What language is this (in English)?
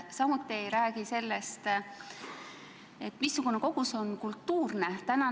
Estonian